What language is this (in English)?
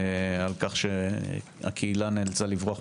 Hebrew